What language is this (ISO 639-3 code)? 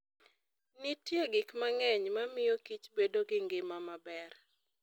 luo